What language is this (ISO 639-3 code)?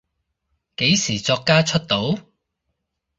yue